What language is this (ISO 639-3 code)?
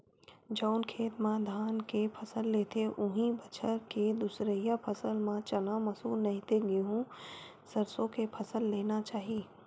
hne